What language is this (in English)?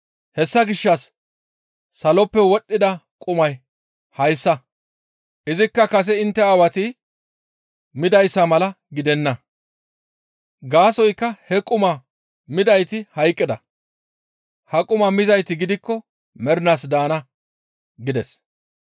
Gamo